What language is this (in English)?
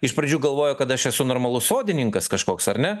Lithuanian